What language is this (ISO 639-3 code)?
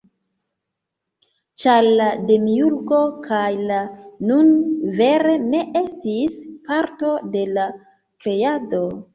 epo